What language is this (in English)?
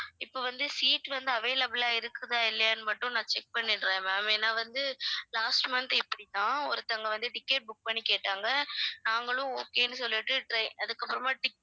Tamil